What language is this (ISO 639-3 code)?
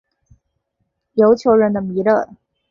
zho